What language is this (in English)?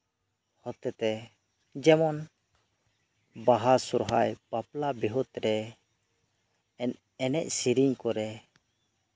Santali